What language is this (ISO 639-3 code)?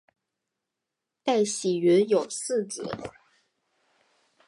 zho